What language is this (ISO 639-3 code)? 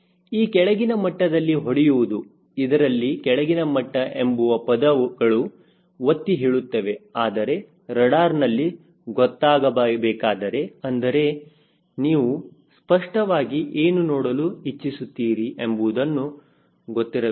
kan